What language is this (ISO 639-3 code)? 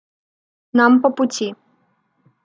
rus